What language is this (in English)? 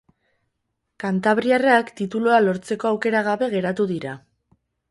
Basque